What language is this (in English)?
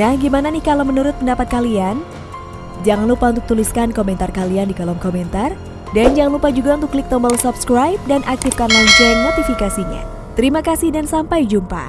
Indonesian